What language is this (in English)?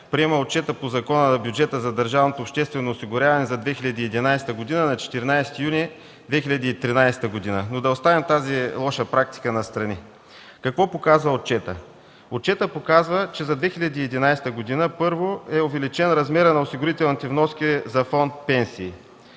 Bulgarian